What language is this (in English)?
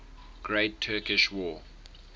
English